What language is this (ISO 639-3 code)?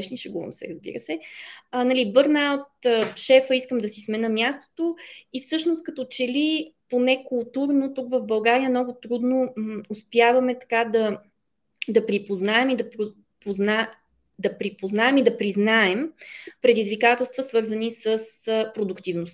bul